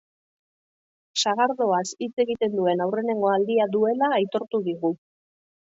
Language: Basque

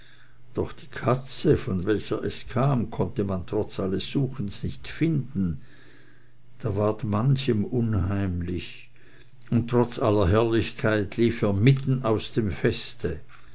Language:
German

